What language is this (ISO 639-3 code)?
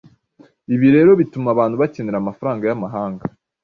kin